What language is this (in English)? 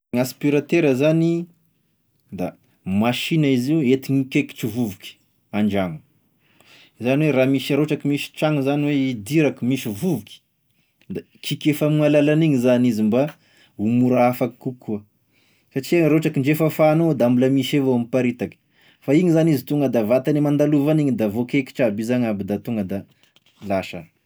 Tesaka Malagasy